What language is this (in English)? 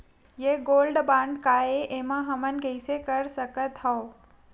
Chhattisgarhi